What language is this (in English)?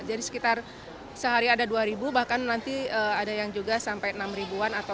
Indonesian